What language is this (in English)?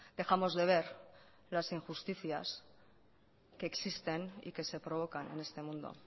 Spanish